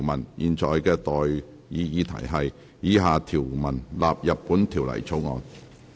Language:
Cantonese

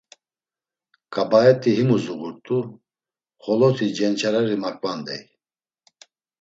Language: Laz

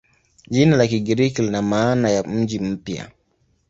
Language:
Swahili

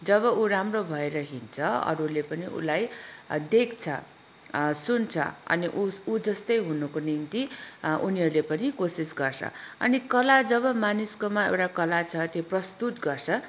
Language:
Nepali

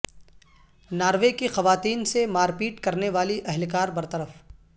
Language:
Urdu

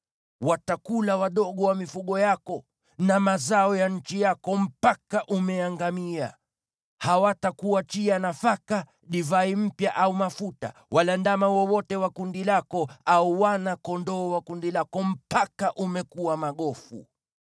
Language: Swahili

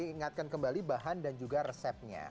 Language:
Indonesian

